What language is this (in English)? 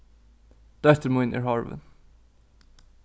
Faroese